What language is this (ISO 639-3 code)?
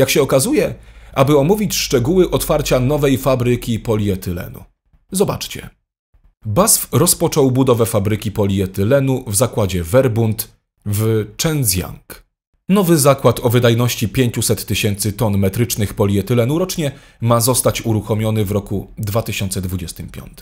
pol